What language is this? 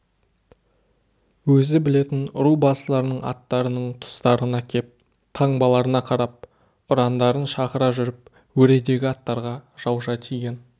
Kazakh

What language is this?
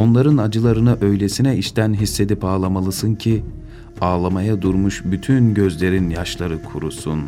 Turkish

